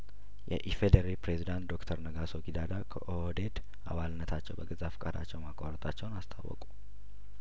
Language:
Amharic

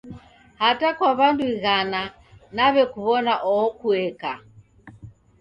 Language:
Taita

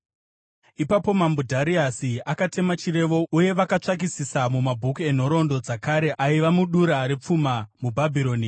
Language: Shona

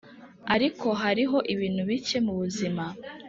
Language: Kinyarwanda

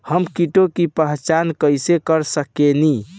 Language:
Bhojpuri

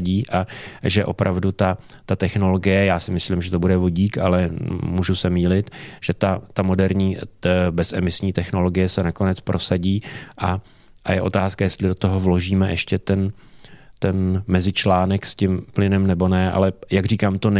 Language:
Czech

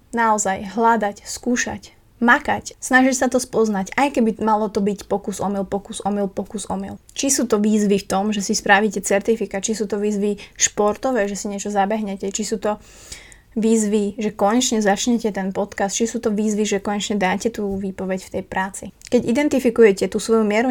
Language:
Slovak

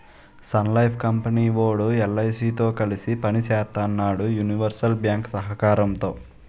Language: Telugu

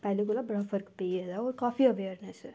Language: Dogri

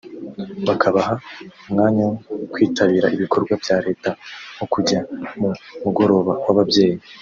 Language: Kinyarwanda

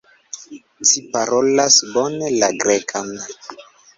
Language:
Esperanto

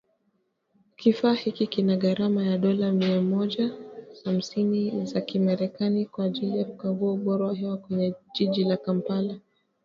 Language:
Swahili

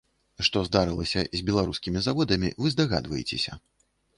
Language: Belarusian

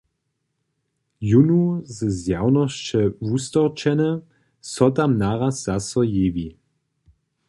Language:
Upper Sorbian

